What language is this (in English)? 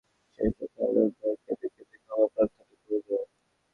Bangla